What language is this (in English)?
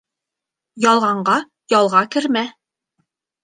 Bashkir